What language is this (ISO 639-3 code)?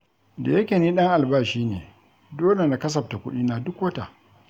hau